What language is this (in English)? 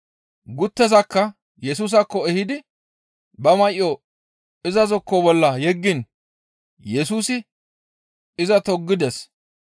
Gamo